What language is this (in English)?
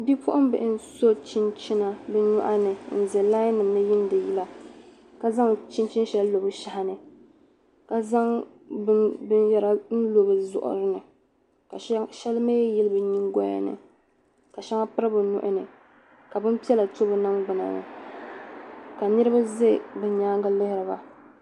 Dagbani